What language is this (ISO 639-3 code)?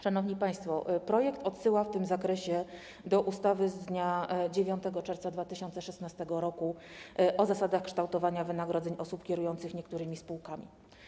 pol